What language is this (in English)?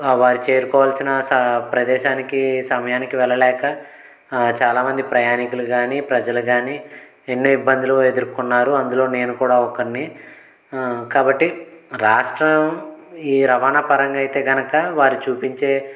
Telugu